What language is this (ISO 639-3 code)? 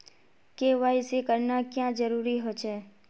mag